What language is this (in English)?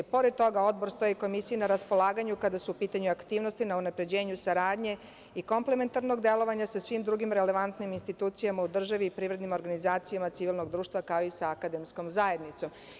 Serbian